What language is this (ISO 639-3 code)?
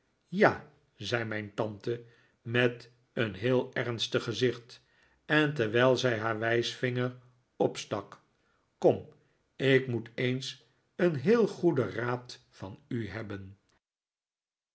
nld